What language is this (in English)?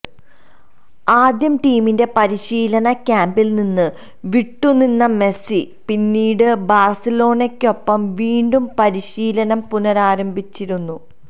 Malayalam